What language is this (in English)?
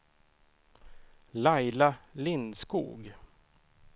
Swedish